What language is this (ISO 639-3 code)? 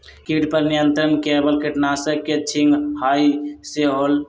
mag